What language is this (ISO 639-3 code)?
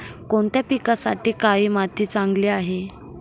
mar